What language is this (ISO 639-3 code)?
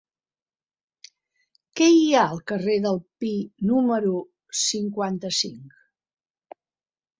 cat